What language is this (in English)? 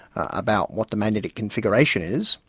English